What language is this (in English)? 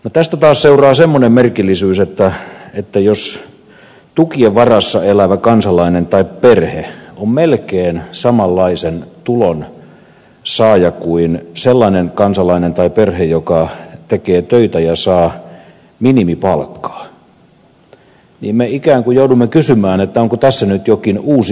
Finnish